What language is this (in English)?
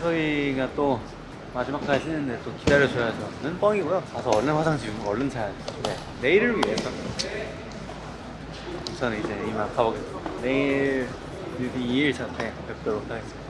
Korean